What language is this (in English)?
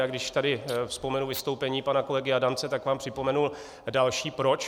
Czech